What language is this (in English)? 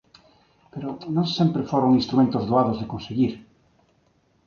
Galician